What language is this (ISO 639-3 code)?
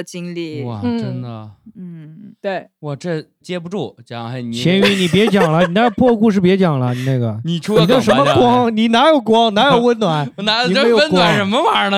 zho